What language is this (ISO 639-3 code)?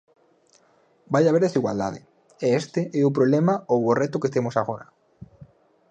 glg